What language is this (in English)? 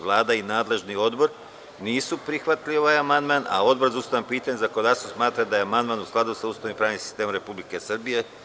Serbian